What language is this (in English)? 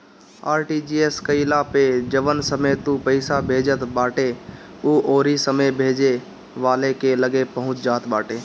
Bhojpuri